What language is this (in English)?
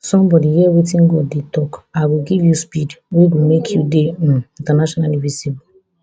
Nigerian Pidgin